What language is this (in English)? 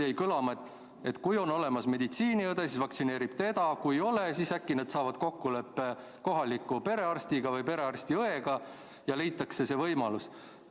Estonian